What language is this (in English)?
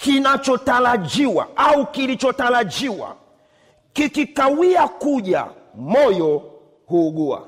Swahili